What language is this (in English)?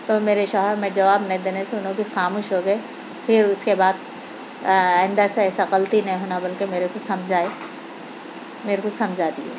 Urdu